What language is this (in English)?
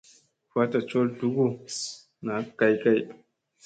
Musey